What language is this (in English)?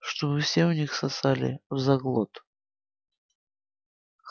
Russian